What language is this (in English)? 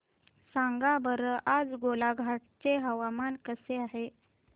Marathi